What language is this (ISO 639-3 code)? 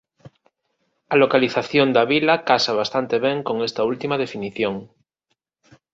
glg